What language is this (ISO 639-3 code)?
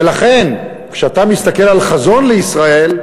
heb